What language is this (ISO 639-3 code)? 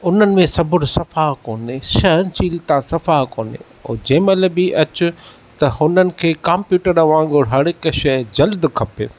snd